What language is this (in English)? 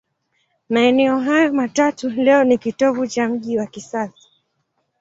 Swahili